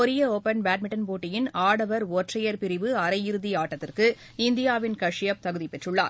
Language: Tamil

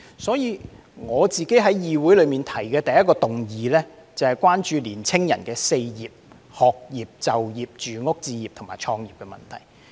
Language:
Cantonese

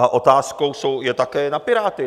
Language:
Czech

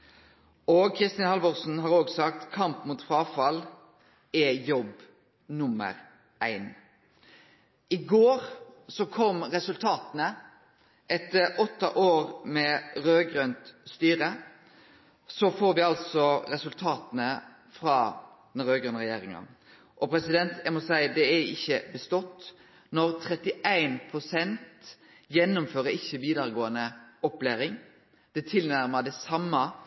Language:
Norwegian Nynorsk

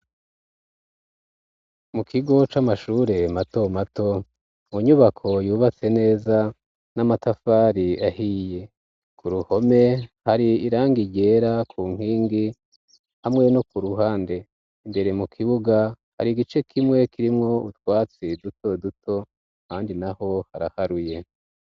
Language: Rundi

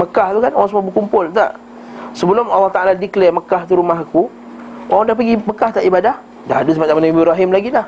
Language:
Malay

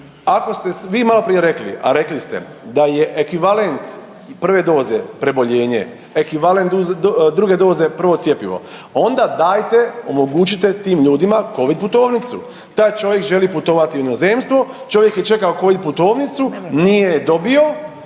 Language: Croatian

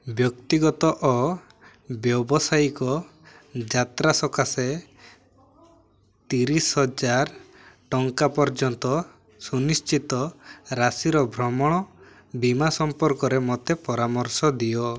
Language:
Odia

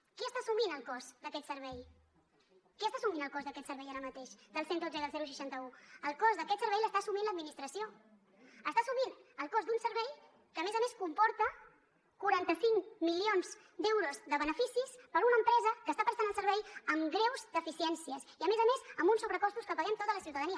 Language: Catalan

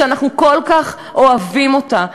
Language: Hebrew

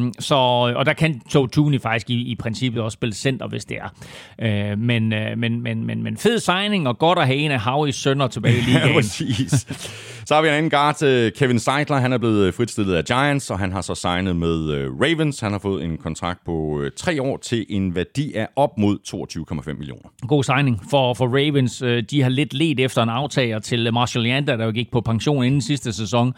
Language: Danish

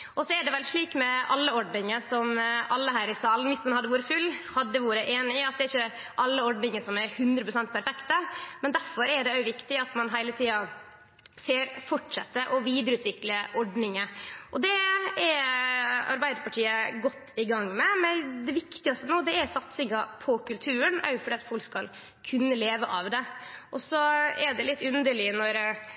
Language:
Norwegian Nynorsk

